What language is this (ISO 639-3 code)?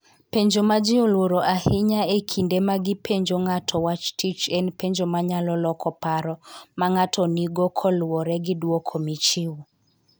luo